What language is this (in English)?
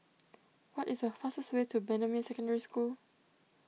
English